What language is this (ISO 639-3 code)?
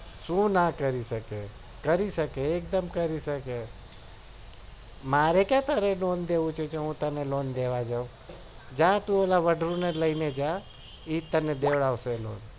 guj